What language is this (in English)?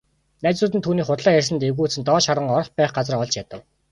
Mongolian